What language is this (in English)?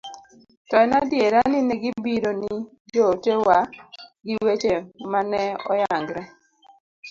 Luo (Kenya and Tanzania)